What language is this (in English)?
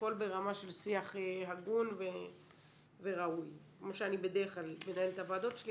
Hebrew